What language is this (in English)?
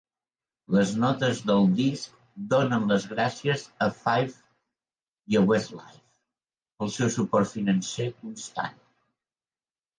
Catalan